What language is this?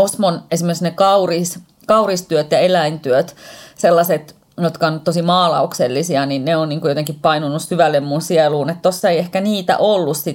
Finnish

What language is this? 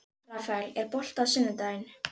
Icelandic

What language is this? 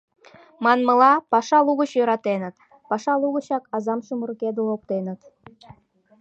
Mari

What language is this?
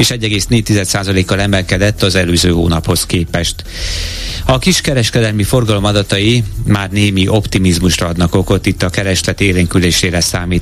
Hungarian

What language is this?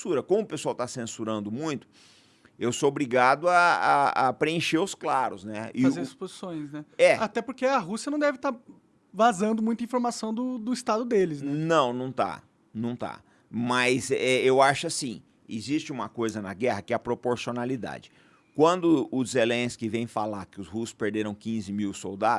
Portuguese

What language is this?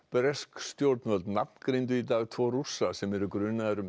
Icelandic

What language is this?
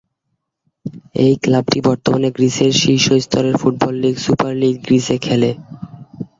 Bangla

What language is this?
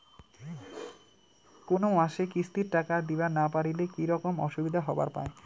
Bangla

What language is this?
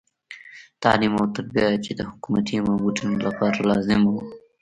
Pashto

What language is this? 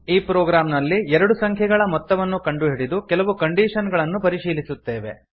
Kannada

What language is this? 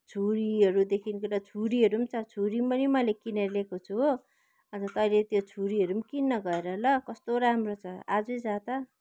Nepali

